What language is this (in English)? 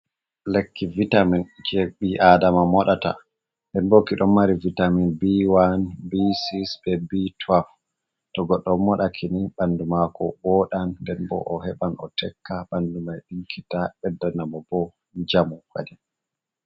Fula